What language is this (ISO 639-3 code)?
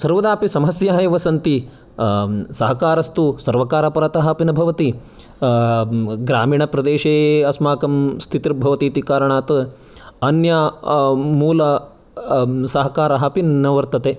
san